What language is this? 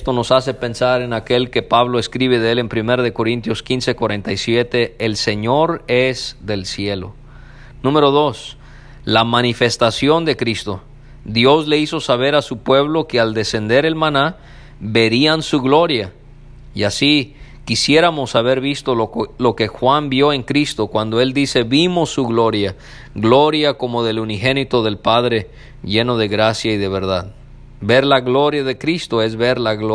Spanish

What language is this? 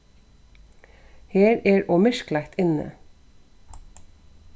Faroese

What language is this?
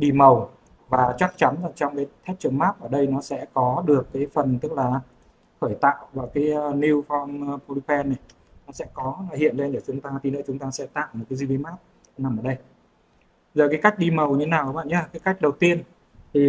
Vietnamese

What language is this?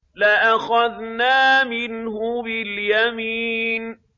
Arabic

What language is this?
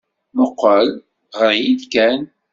Kabyle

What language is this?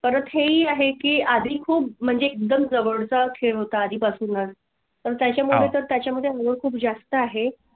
Marathi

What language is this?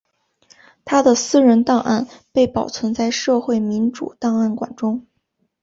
Chinese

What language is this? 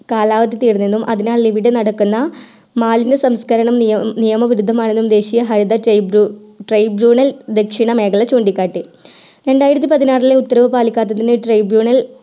Malayalam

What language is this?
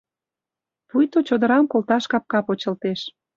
Mari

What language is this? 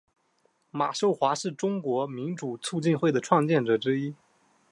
Chinese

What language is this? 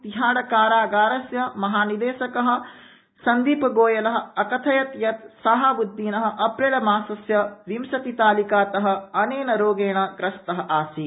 Sanskrit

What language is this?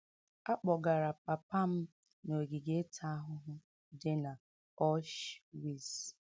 Igbo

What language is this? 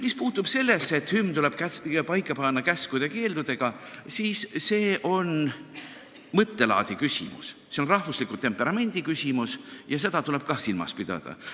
Estonian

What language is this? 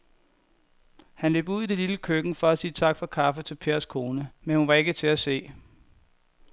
Danish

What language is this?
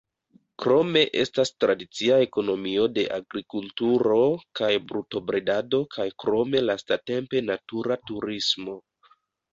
Esperanto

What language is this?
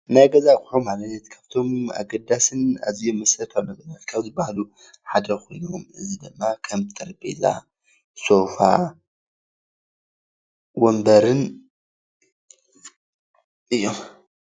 Tigrinya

